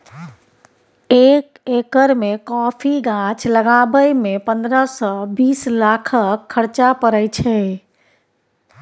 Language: Maithili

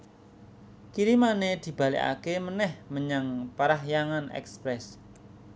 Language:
Javanese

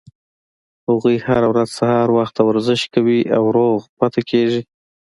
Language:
Pashto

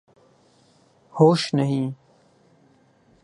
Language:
Urdu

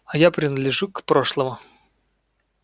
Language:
Russian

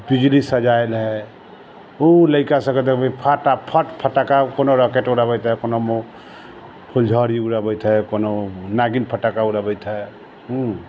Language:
Maithili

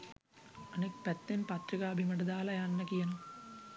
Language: Sinhala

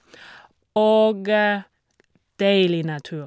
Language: Norwegian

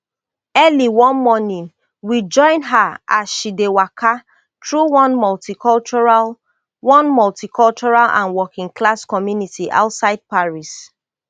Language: Nigerian Pidgin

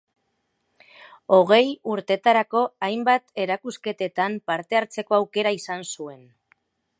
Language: Basque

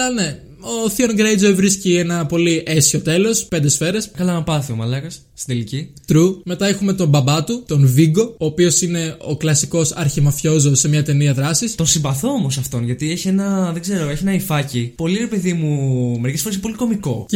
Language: Greek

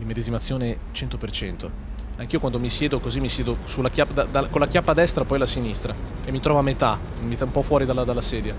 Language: Italian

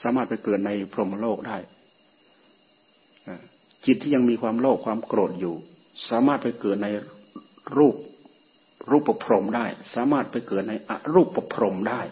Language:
Thai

